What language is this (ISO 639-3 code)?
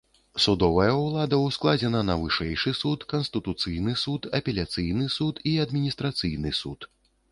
bel